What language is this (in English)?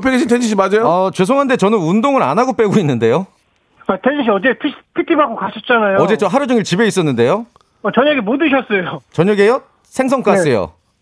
Korean